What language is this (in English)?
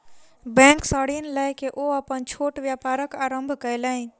Maithili